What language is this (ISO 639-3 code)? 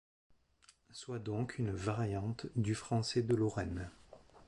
fra